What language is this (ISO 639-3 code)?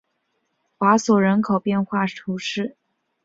zho